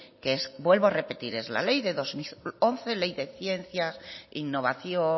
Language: Spanish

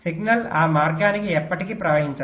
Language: Telugu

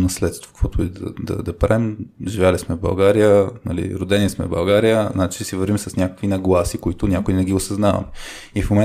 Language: Bulgarian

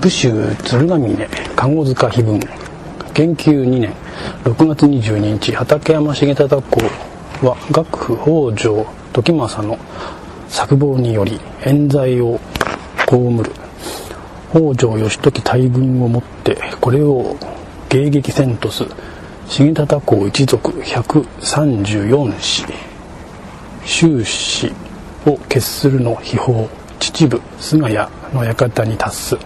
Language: Japanese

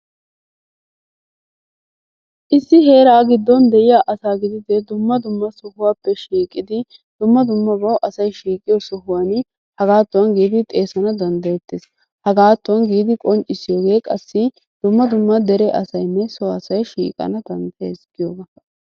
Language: Wolaytta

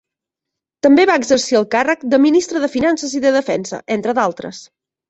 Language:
Catalan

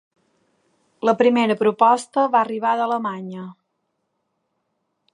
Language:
Catalan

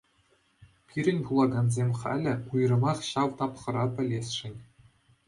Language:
Chuvash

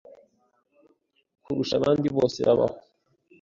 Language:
Kinyarwanda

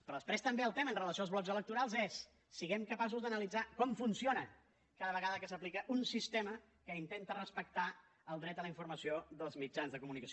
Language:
Catalan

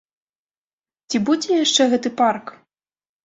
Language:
Belarusian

